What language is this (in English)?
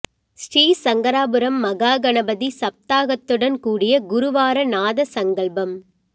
Tamil